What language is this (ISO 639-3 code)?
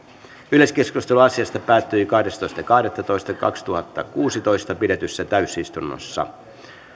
fin